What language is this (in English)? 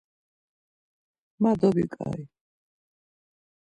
Laz